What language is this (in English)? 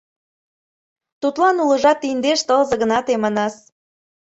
Mari